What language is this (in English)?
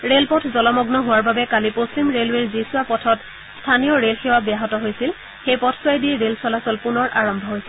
Assamese